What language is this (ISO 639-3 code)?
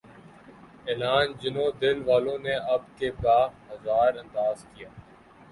urd